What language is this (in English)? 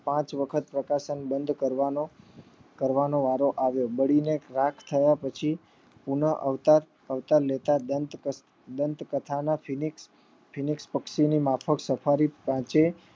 Gujarati